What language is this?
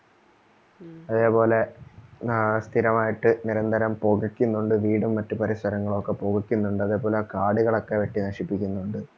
Malayalam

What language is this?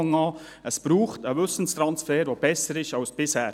Swiss German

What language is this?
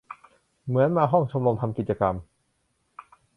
Thai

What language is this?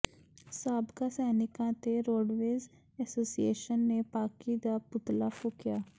Punjabi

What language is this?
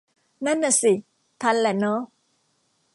Thai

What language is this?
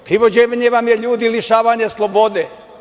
Serbian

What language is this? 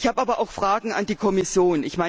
German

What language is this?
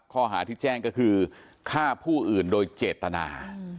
Thai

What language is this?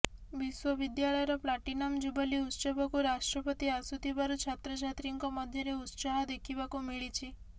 Odia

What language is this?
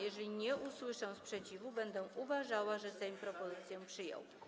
Polish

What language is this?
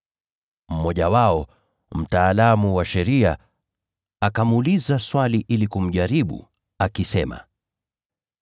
Swahili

